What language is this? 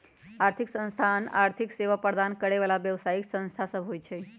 Magahi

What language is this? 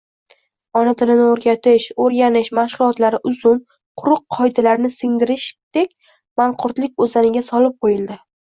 Uzbek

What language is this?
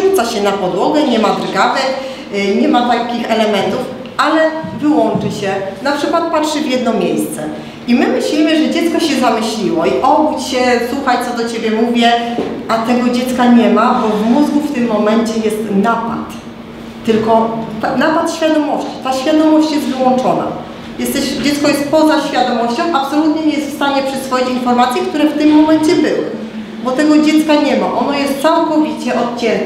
Polish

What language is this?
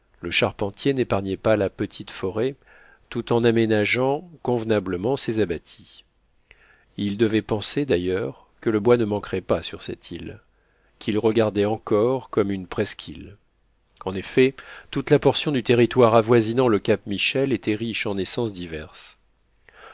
French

